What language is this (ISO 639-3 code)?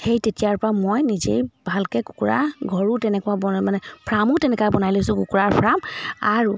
asm